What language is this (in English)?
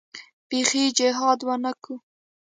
Pashto